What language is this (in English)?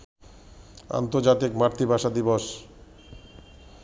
Bangla